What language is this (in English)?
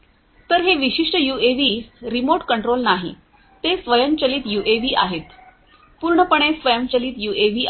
Marathi